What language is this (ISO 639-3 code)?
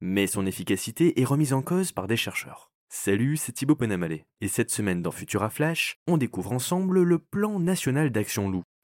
fra